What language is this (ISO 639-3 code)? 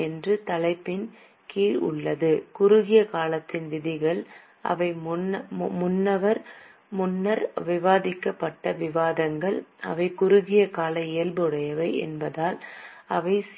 tam